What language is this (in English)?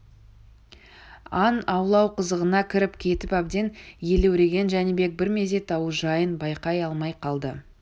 Kazakh